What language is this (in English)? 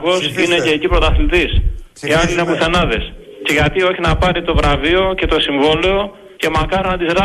Greek